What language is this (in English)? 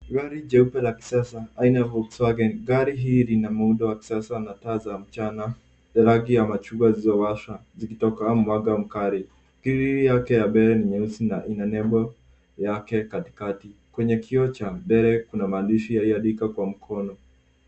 Swahili